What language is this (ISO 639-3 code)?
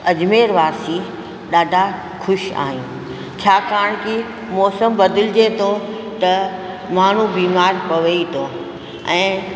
snd